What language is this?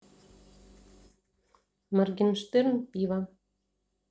Russian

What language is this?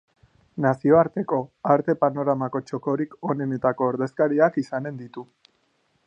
Basque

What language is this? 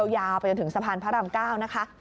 Thai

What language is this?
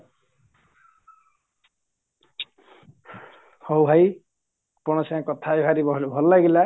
Odia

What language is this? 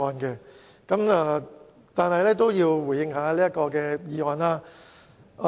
Cantonese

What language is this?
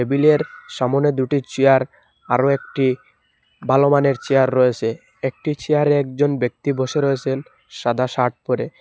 Bangla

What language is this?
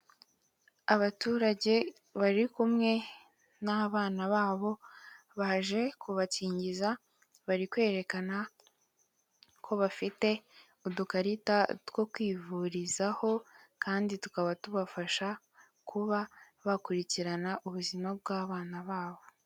Kinyarwanda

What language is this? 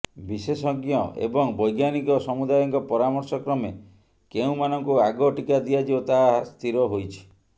Odia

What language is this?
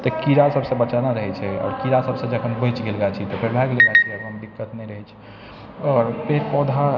Maithili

